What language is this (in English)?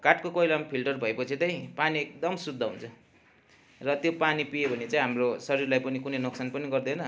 Nepali